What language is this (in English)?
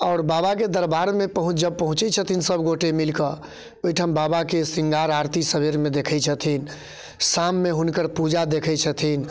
Maithili